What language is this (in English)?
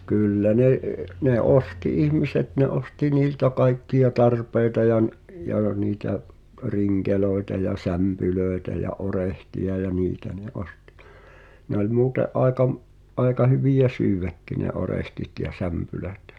Finnish